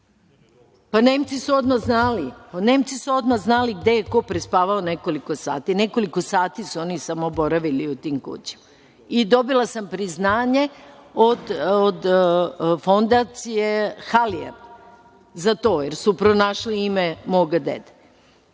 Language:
Serbian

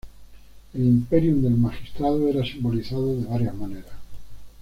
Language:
Spanish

